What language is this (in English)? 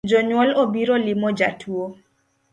Luo (Kenya and Tanzania)